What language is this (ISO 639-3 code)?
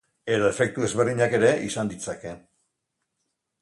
eus